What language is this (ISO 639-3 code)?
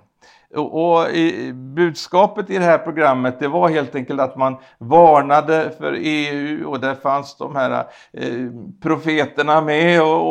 swe